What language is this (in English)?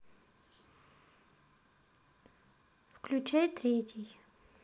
Russian